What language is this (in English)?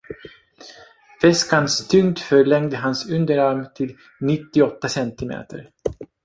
Swedish